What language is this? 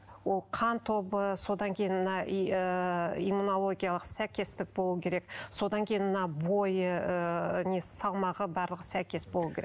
Kazakh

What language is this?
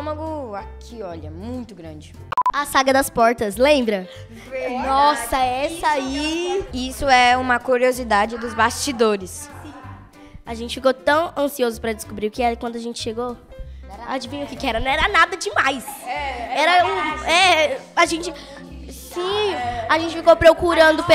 Portuguese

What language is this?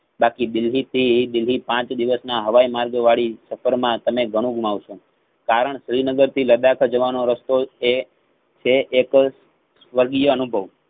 Gujarati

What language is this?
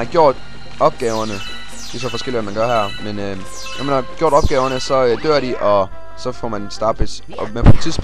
Danish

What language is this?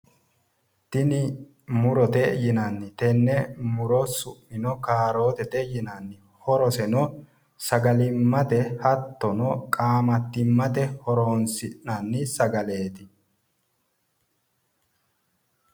Sidamo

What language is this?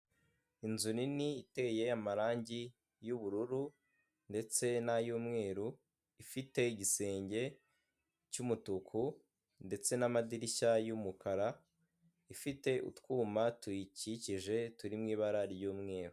Kinyarwanda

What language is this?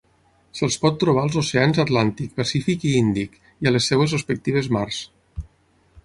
Catalan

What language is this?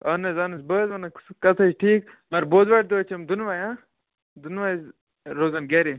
Kashmiri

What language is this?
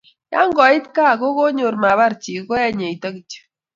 Kalenjin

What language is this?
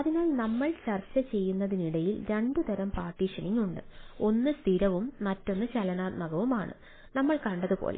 Malayalam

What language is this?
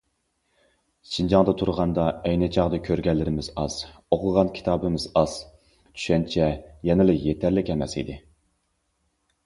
Uyghur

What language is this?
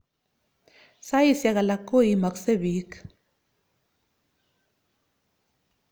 Kalenjin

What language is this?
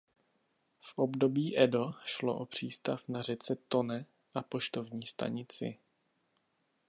Czech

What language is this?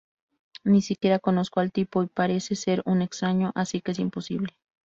Spanish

